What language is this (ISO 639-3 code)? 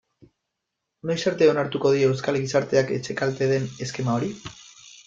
eus